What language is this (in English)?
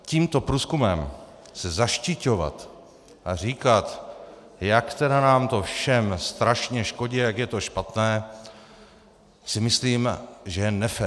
Czech